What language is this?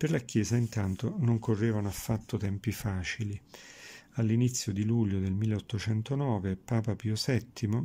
Italian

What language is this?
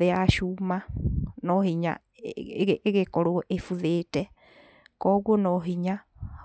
Kikuyu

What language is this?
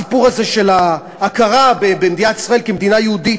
Hebrew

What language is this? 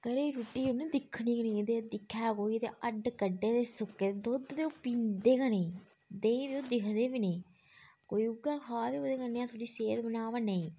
Dogri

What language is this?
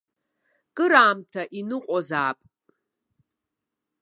Abkhazian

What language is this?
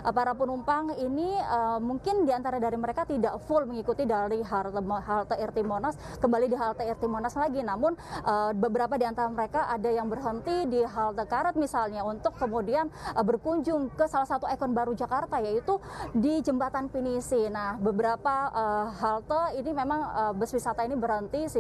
Indonesian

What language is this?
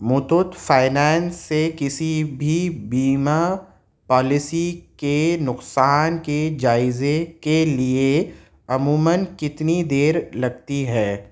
Urdu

